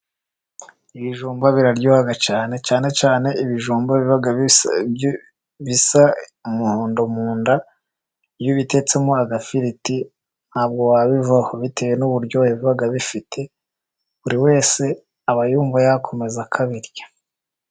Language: Kinyarwanda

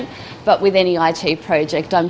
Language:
Indonesian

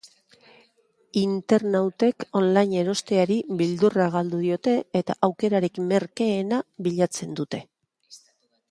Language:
Basque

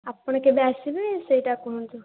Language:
Odia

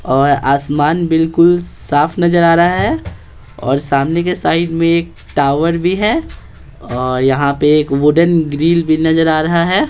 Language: Hindi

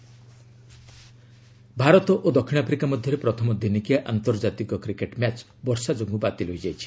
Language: Odia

